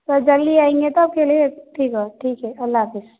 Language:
Urdu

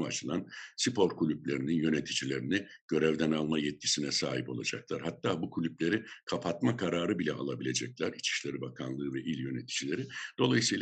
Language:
Turkish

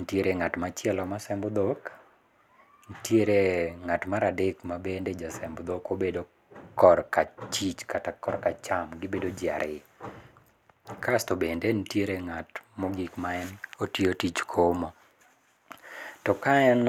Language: Luo (Kenya and Tanzania)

